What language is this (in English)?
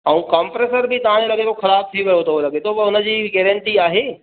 Sindhi